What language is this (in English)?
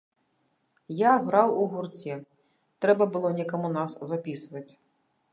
Belarusian